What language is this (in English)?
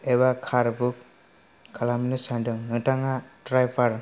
Bodo